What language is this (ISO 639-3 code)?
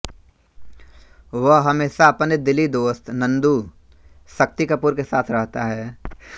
hin